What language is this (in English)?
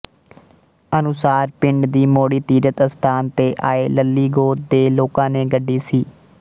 Punjabi